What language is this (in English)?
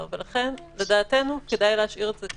Hebrew